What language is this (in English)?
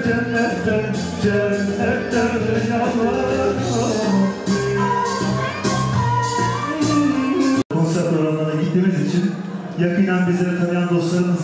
Turkish